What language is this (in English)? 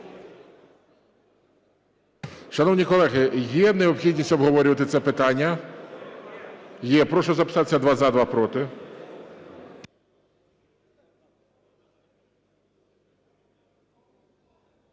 Ukrainian